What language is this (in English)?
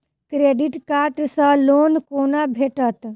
Maithili